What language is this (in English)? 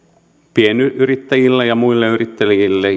Finnish